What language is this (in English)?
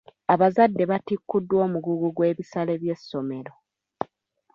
Ganda